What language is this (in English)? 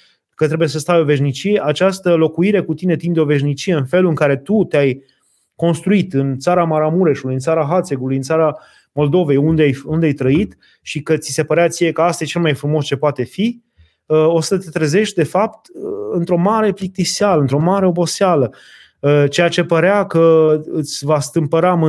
Romanian